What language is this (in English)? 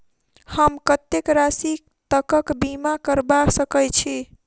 Maithili